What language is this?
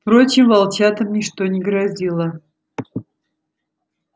Russian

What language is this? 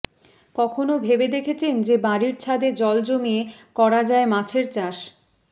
Bangla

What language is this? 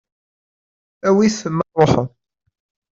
Kabyle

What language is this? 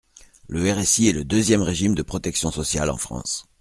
French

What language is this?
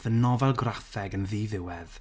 Welsh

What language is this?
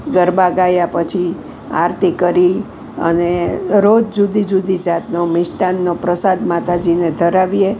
Gujarati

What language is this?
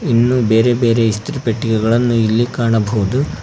Kannada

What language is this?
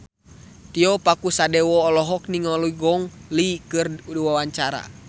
Sundanese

